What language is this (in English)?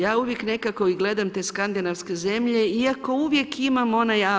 Croatian